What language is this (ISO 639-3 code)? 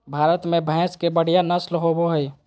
mag